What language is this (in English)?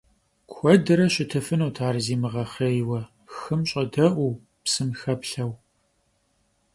Kabardian